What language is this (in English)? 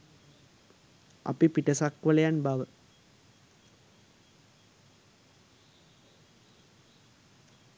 Sinhala